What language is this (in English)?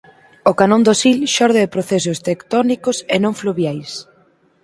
Galician